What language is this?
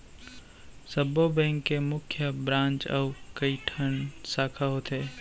Chhattisgarhi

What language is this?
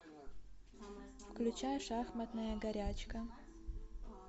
Russian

